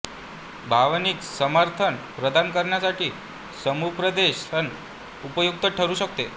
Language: Marathi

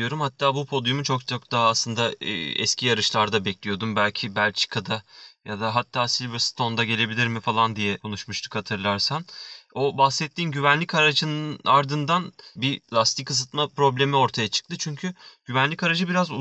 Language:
Turkish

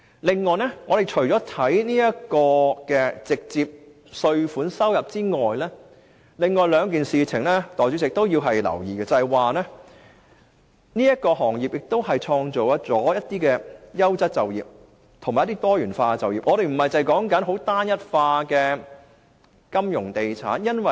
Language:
Cantonese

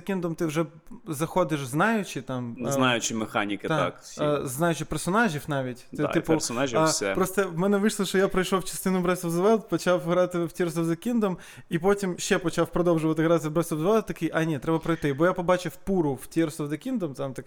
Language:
Ukrainian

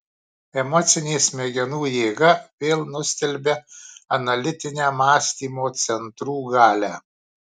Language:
Lithuanian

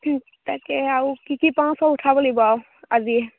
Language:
Assamese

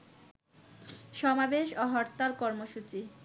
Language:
Bangla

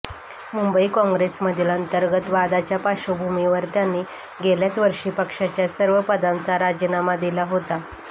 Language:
Marathi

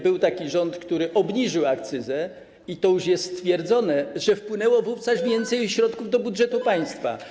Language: Polish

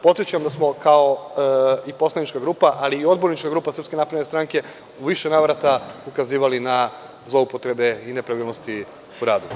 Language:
Serbian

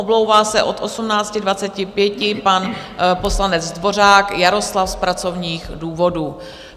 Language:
Czech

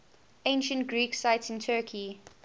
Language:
English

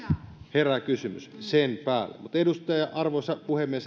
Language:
Finnish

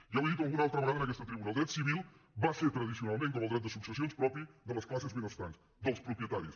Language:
Catalan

